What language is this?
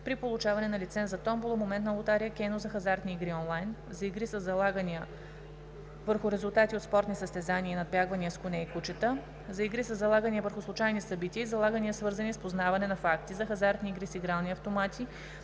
Bulgarian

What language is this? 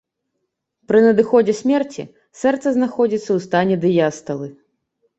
Belarusian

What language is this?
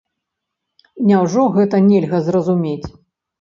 Belarusian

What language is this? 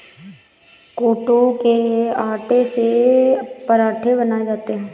Hindi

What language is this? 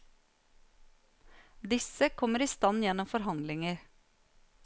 Norwegian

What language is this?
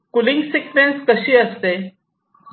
Marathi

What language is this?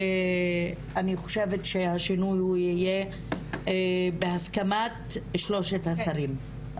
Hebrew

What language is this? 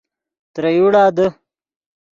Yidgha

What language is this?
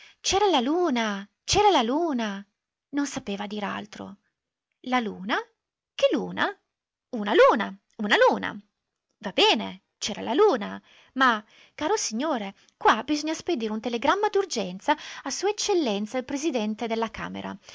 Italian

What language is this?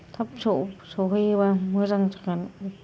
Bodo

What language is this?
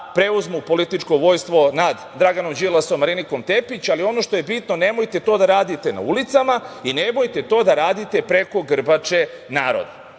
Serbian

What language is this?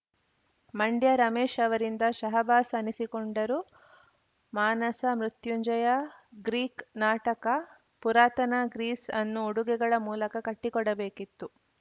Kannada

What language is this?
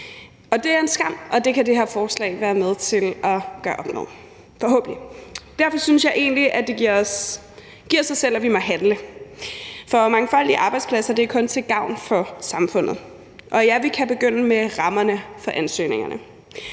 Danish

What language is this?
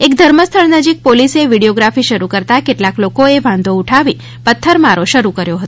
Gujarati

